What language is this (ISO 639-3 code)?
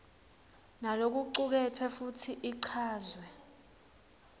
ssw